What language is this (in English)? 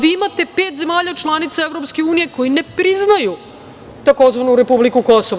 Serbian